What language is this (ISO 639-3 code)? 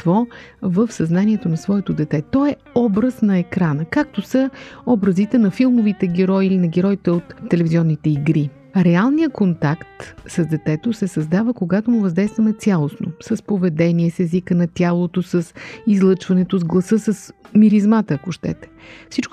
bul